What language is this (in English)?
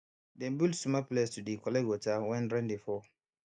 Nigerian Pidgin